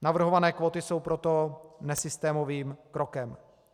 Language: Czech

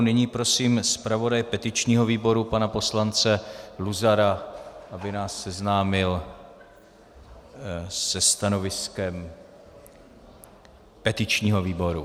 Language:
Czech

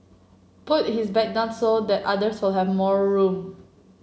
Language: English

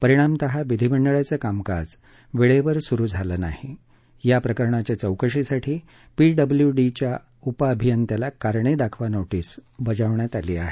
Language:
Marathi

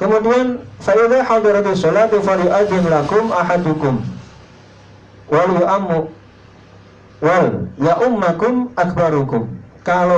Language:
Indonesian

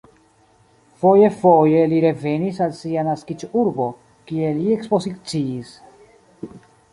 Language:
Esperanto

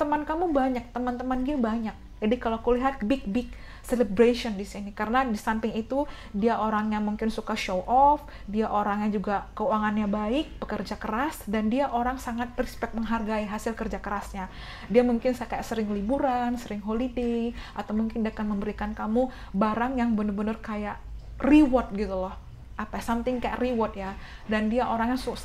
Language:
Indonesian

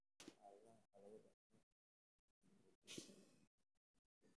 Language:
Somali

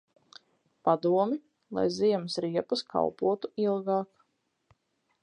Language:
Latvian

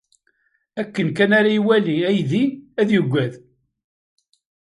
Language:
Kabyle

